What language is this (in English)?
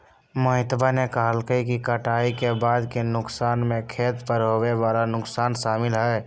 Magahi